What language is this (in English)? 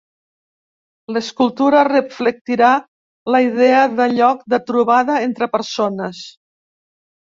Catalan